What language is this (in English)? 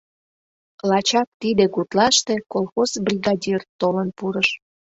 Mari